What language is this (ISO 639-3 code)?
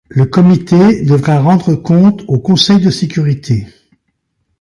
fra